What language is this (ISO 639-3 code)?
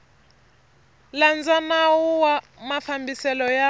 tso